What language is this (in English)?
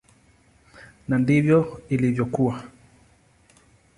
Swahili